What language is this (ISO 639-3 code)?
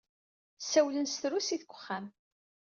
kab